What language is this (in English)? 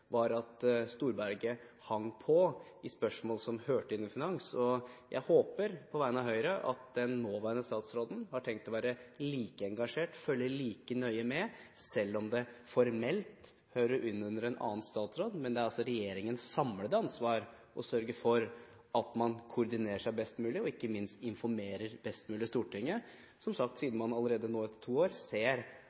Norwegian Bokmål